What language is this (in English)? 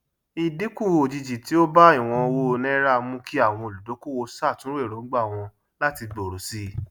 Yoruba